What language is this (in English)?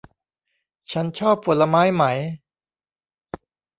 Thai